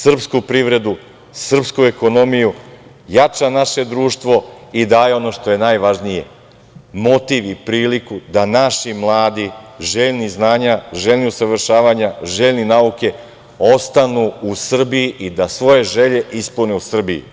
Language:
Serbian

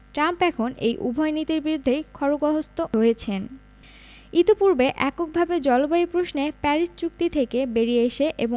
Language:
Bangla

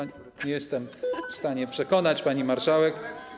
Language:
Polish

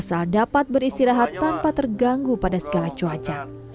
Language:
Indonesian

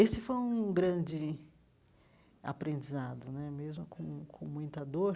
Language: Portuguese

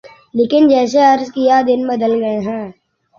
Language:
Urdu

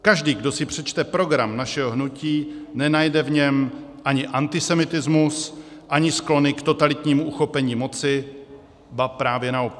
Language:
Czech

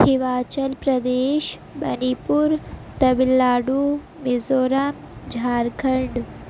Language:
Urdu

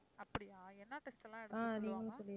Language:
Tamil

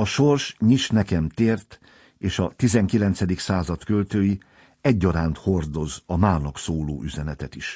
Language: Hungarian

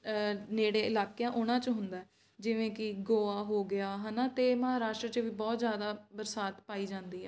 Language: Punjabi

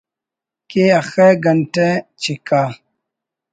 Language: Brahui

